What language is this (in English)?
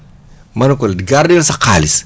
Wolof